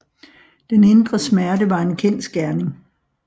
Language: Danish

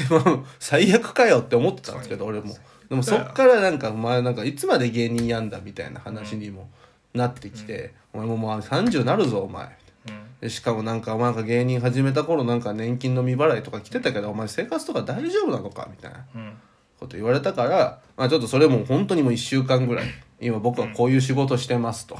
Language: Japanese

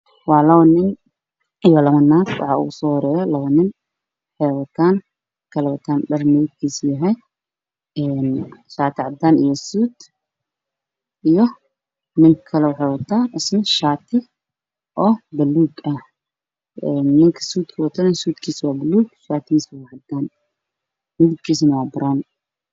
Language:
Somali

